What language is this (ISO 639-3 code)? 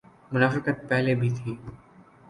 urd